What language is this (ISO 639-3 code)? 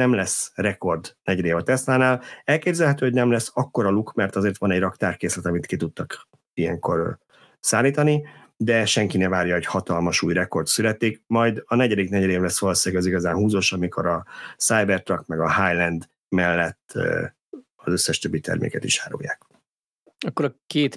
hun